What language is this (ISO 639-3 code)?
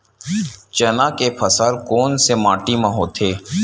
hne